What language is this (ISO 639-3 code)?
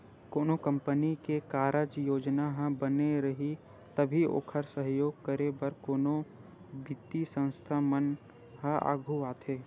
hne